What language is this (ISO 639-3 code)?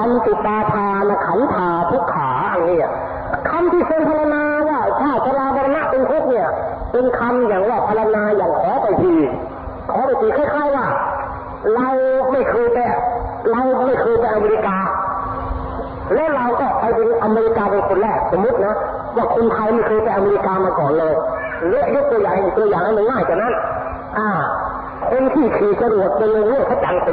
tha